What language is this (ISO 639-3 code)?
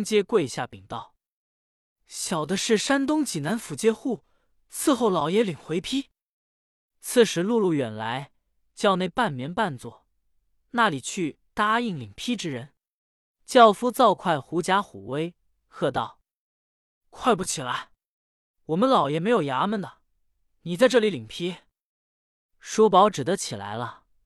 zho